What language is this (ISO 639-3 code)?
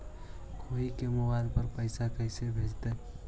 mag